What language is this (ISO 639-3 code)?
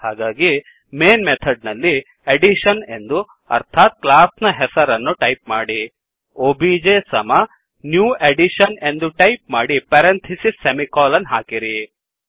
kan